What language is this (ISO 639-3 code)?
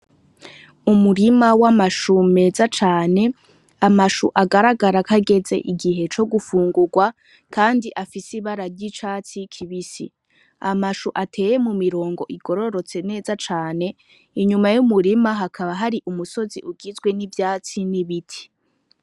run